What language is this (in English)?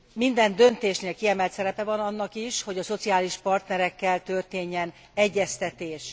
Hungarian